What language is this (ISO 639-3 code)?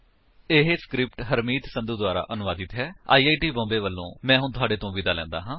pan